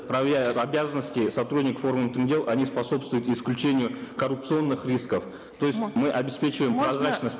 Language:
Kazakh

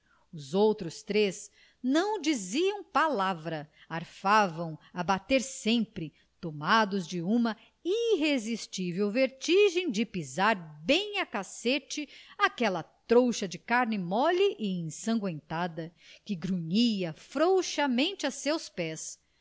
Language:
Portuguese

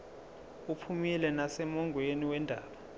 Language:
Zulu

